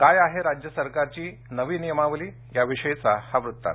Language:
Marathi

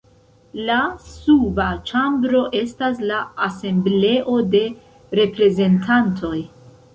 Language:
Esperanto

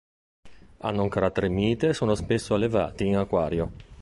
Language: Italian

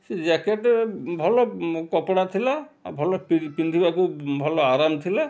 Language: Odia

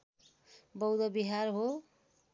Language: Nepali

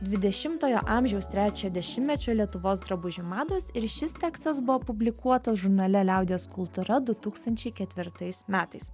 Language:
Lithuanian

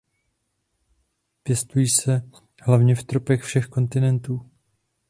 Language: Czech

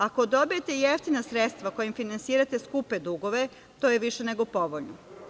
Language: Serbian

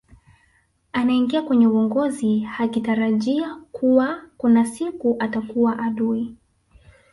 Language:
Swahili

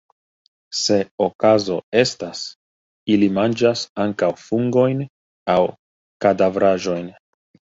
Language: Esperanto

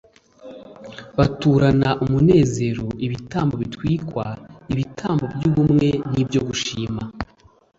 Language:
Kinyarwanda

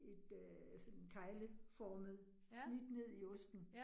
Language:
Danish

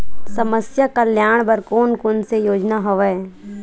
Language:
Chhattisgarhi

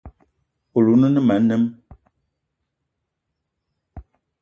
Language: Eton (Cameroon)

